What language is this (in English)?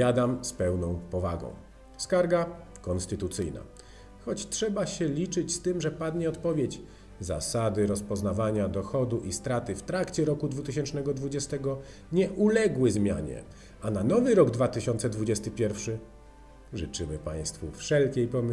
Polish